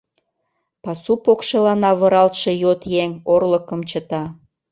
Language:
Mari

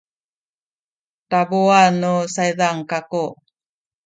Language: Sakizaya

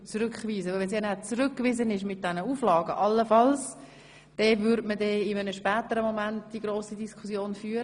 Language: Swiss German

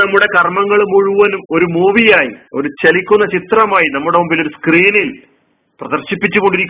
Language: Malayalam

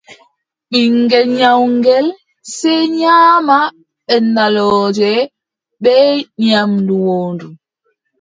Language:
Adamawa Fulfulde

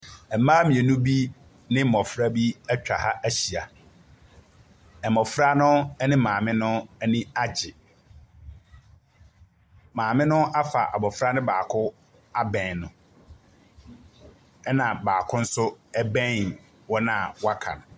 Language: Akan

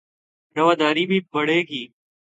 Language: Urdu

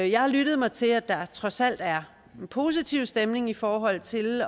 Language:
Danish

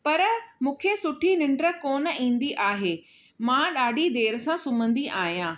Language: Sindhi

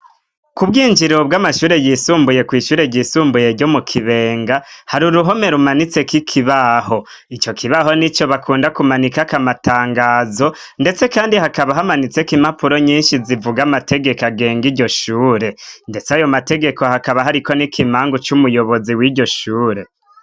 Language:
Rundi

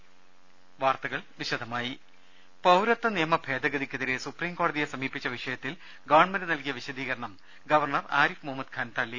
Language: Malayalam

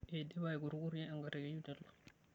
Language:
Masai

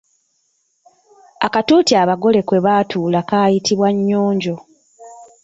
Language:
Ganda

